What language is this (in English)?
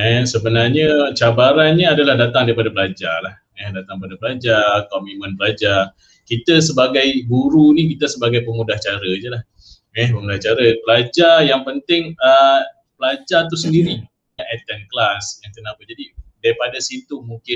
Malay